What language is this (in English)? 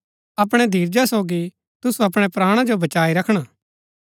Gaddi